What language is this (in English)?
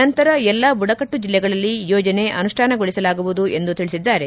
Kannada